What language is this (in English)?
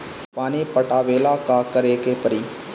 Bhojpuri